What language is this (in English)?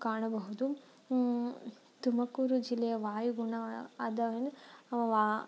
Kannada